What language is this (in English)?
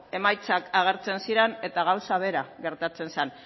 Basque